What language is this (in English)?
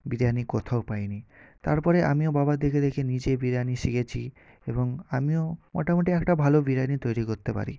Bangla